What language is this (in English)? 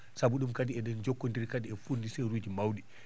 Fula